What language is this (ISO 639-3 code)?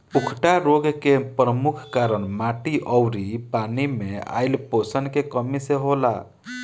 bho